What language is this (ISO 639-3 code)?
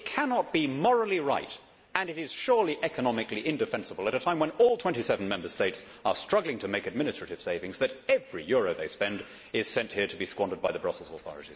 eng